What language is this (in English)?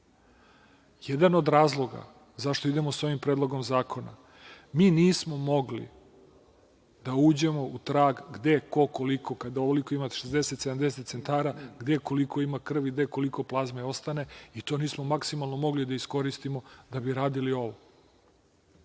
Serbian